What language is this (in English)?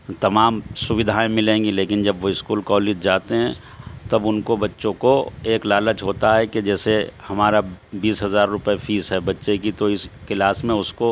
Urdu